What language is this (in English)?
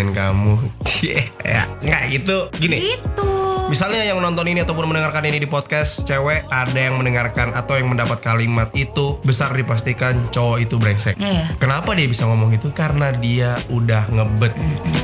Indonesian